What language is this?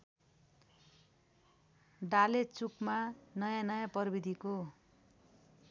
Nepali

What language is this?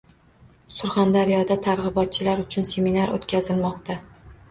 Uzbek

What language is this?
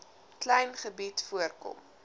Afrikaans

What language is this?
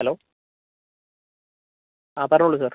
Malayalam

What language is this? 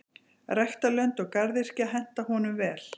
Icelandic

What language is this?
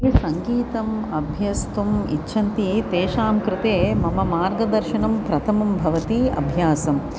Sanskrit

